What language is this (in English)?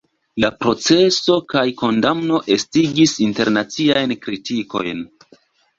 Esperanto